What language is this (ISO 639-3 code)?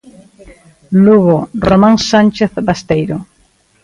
glg